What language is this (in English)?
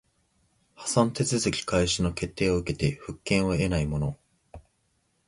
Japanese